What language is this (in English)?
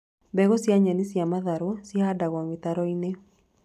Kikuyu